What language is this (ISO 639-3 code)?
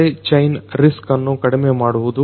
kan